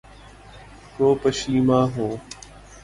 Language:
Urdu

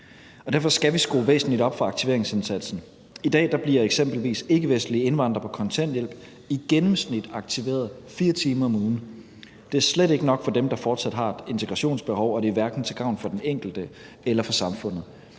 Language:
Danish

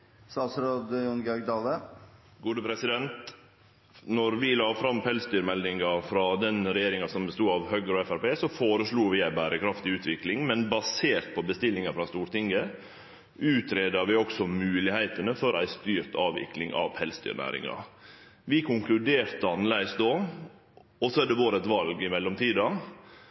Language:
Norwegian Nynorsk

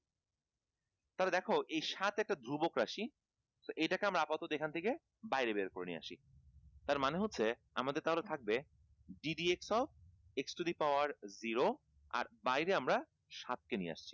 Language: Bangla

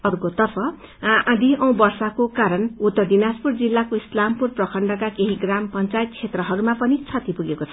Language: Nepali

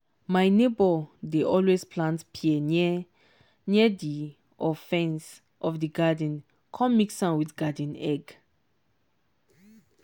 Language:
Nigerian Pidgin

